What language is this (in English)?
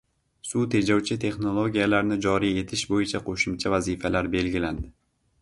Uzbek